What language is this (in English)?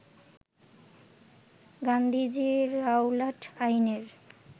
Bangla